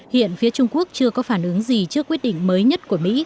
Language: Vietnamese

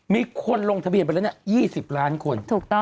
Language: Thai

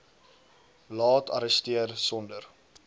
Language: Afrikaans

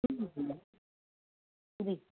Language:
Sindhi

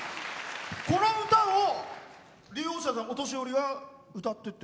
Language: Japanese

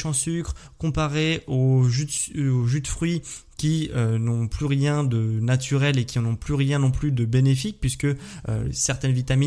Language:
French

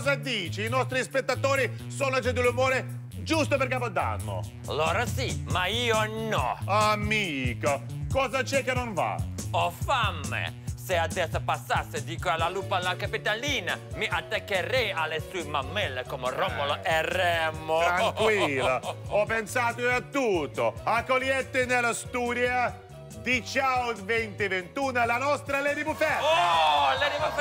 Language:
Italian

